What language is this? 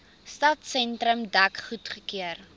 Afrikaans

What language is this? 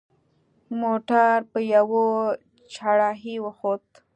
Pashto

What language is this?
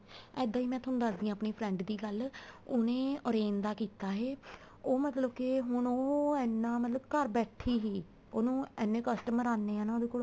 Punjabi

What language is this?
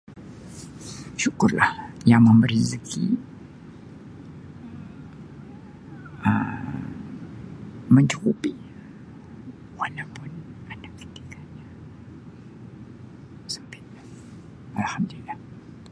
Sabah Malay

